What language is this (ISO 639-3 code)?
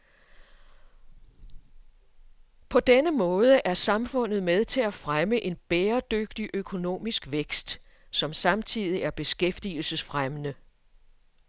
dan